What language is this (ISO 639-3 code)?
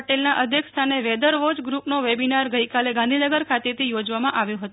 guj